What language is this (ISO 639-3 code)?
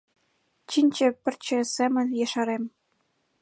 chm